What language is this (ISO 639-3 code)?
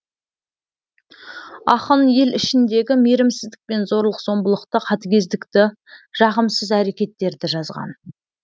kaz